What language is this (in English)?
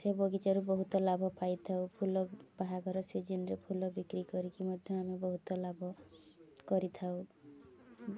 Odia